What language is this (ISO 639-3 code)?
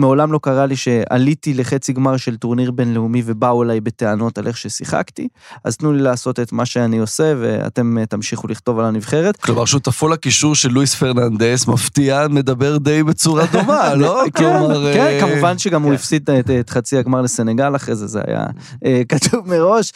heb